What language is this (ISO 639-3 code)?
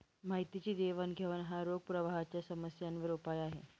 mar